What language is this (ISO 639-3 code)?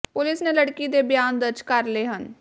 pan